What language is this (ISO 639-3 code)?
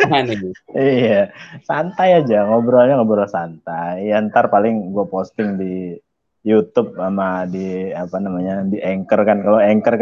ind